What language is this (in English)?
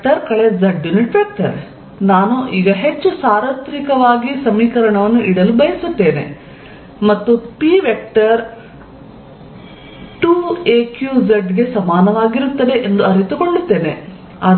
Kannada